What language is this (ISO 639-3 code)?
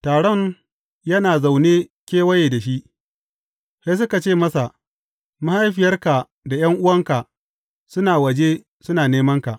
hau